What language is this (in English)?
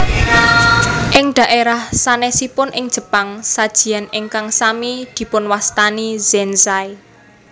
Javanese